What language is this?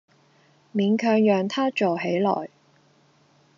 Cantonese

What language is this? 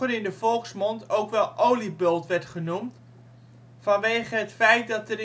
Dutch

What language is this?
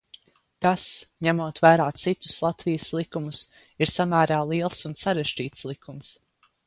Latvian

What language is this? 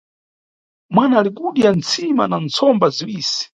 Nyungwe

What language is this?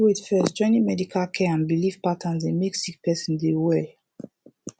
Nigerian Pidgin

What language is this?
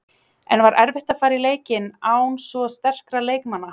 Icelandic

